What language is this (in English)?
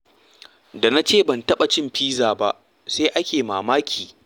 Hausa